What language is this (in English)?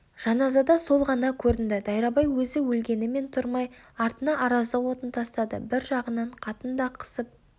Kazakh